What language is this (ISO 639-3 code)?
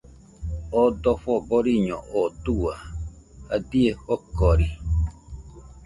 hux